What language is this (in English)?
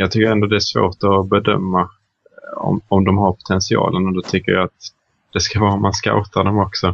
Swedish